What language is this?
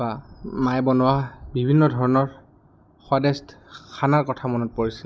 Assamese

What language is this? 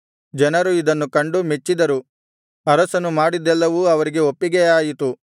Kannada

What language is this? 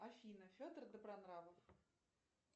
Russian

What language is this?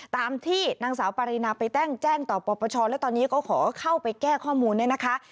Thai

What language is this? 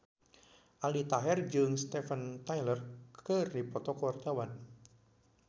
Sundanese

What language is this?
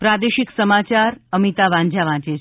Gujarati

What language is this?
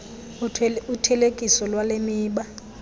Xhosa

